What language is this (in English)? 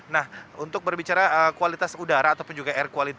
Indonesian